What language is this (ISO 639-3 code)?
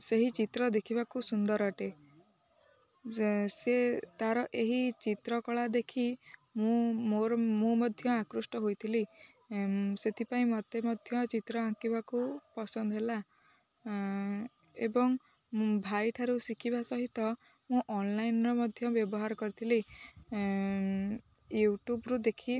ori